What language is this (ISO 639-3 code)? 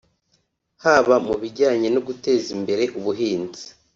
kin